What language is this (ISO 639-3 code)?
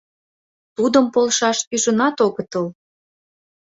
chm